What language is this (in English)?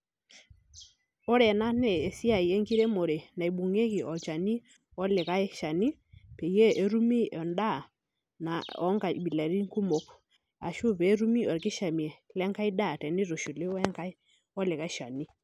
Masai